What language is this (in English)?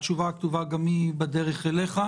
Hebrew